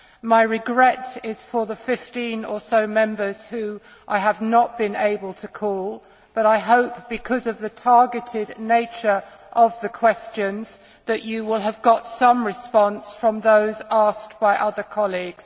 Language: English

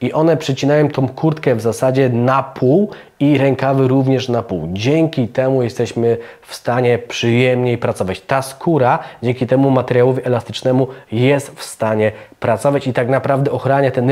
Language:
Polish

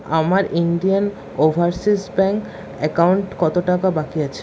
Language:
Bangla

